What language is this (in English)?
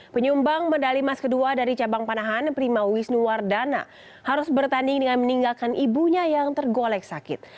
Indonesian